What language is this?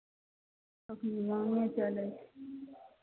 Maithili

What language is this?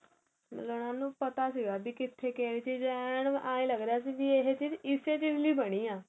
Punjabi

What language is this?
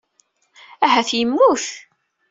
Kabyle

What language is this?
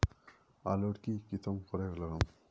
Magahi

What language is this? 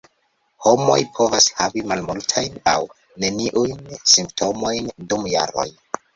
Esperanto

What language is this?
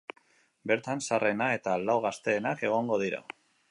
Basque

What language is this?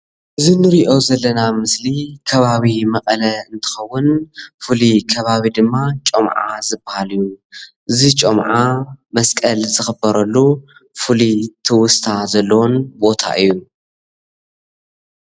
Tigrinya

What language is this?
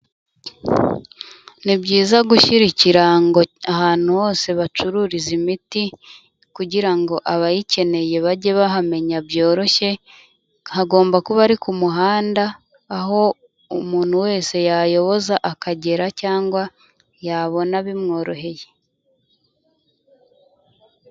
Kinyarwanda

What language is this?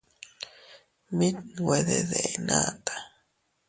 Teutila Cuicatec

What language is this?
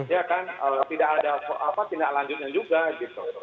Indonesian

